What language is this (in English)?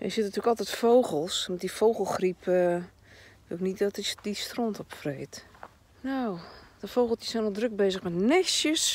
Dutch